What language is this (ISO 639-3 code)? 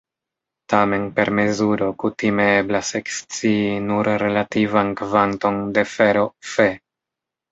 epo